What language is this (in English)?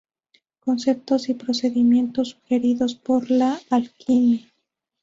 Spanish